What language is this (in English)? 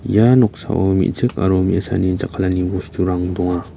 Garo